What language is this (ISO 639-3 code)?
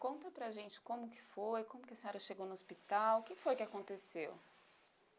por